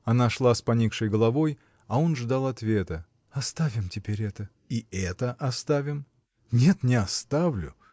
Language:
Russian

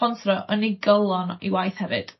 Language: Welsh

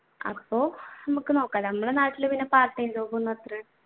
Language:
Malayalam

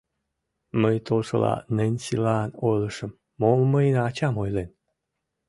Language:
Mari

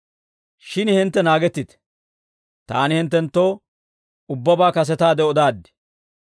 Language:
Dawro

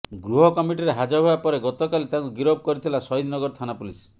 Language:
Odia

